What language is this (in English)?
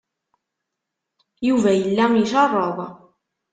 Kabyle